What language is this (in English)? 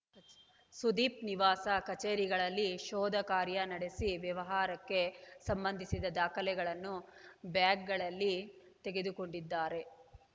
Kannada